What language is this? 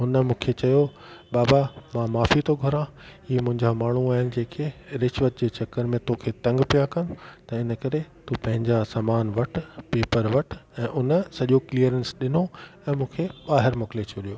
Sindhi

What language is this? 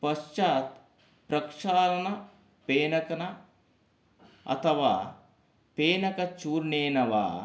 Sanskrit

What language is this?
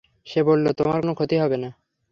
Bangla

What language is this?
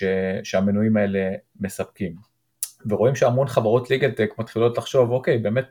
Hebrew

